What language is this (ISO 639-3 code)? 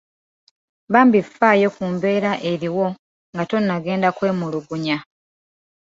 lug